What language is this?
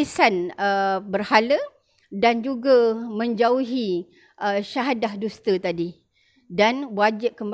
Malay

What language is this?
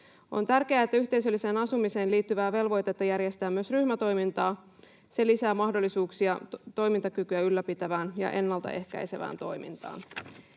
Finnish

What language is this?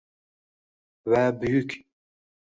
Uzbek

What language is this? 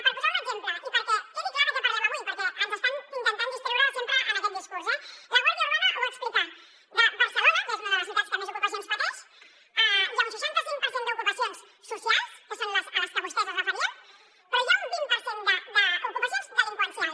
Catalan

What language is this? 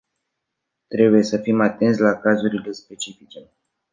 Romanian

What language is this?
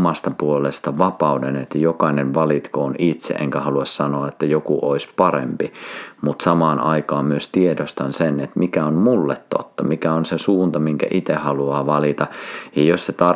Finnish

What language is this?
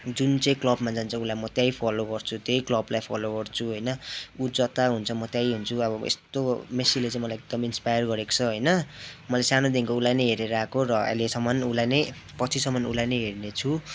Nepali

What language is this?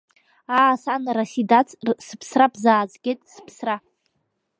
Abkhazian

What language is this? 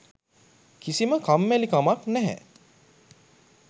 Sinhala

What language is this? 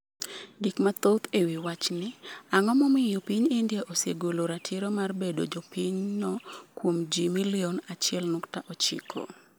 Luo (Kenya and Tanzania)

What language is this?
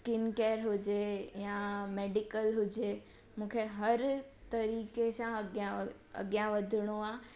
Sindhi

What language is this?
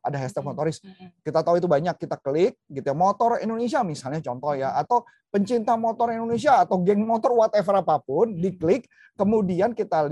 Indonesian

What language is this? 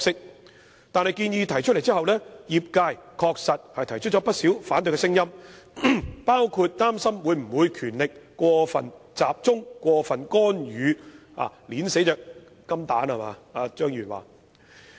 Cantonese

